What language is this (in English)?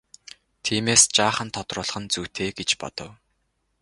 Mongolian